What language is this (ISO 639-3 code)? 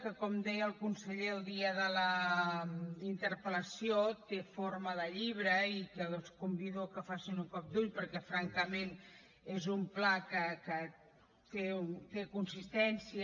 cat